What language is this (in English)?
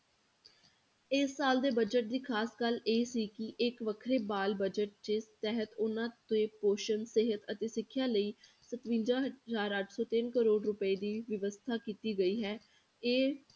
Punjabi